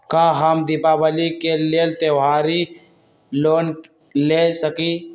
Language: Magahi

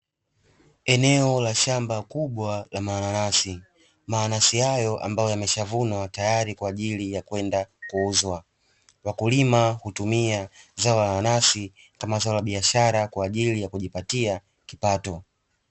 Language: Swahili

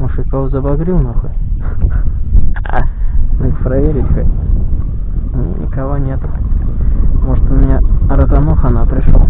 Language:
Russian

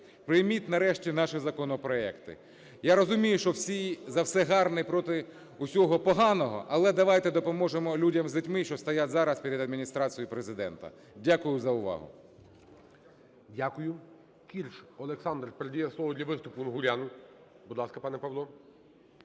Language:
Ukrainian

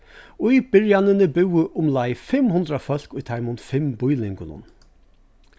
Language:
Faroese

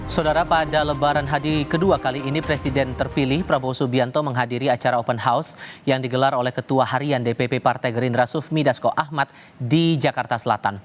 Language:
Indonesian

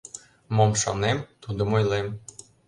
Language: Mari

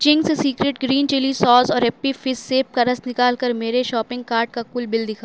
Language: Urdu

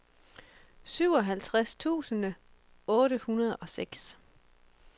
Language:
Danish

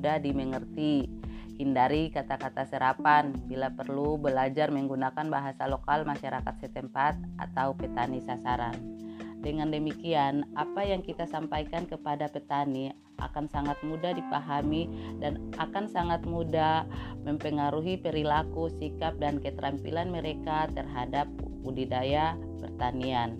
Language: Indonesian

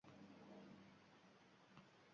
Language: Uzbek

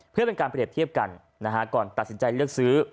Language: Thai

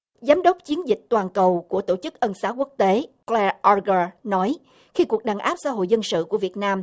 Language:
Vietnamese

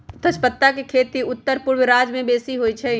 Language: Magahi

